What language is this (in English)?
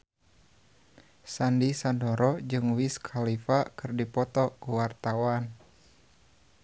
Sundanese